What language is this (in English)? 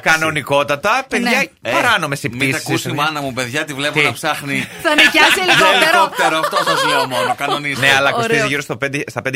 Greek